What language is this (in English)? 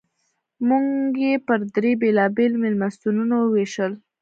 Pashto